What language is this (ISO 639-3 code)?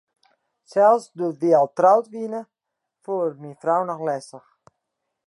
fry